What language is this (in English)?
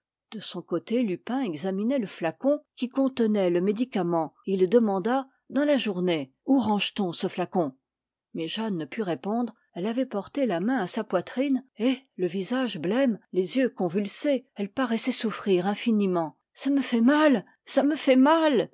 French